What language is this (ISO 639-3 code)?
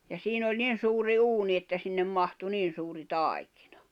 fin